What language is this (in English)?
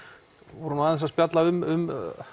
Icelandic